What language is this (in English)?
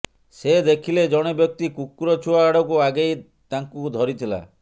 Odia